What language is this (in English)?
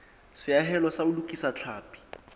Southern Sotho